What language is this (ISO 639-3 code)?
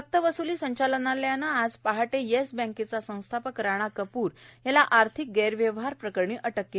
mar